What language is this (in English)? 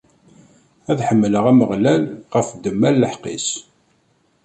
Kabyle